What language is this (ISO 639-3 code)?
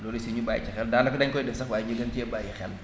wol